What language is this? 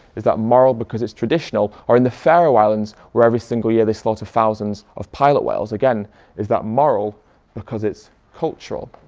English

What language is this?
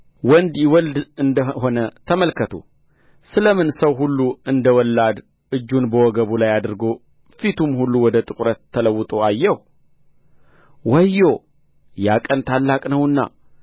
Amharic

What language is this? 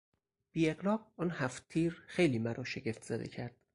Persian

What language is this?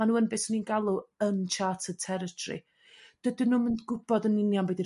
Welsh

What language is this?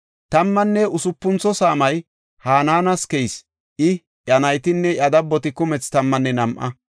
Gofa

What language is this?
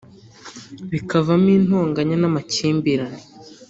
Kinyarwanda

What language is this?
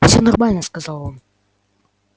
Russian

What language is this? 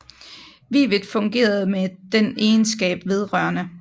Danish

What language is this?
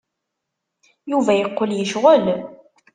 Kabyle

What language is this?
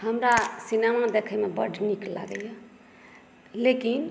Maithili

